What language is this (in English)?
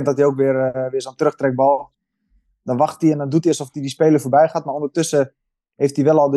Dutch